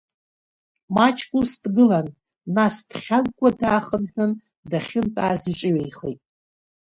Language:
Abkhazian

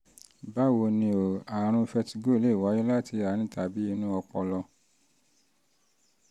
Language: Yoruba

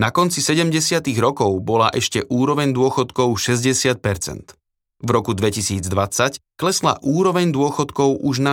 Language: Slovak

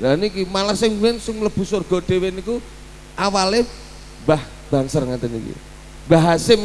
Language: Indonesian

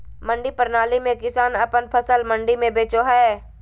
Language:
Magahi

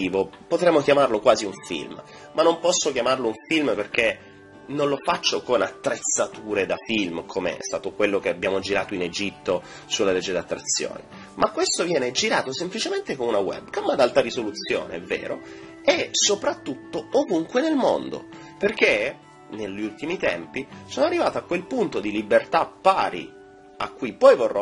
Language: Italian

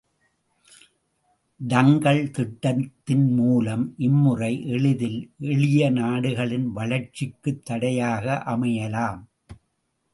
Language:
Tamil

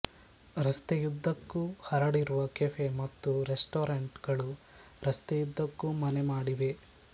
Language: Kannada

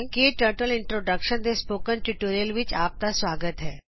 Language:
Punjabi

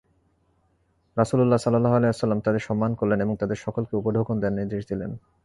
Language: Bangla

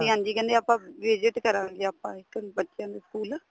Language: Punjabi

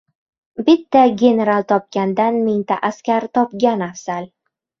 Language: Uzbek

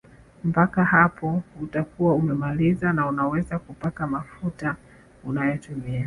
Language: Swahili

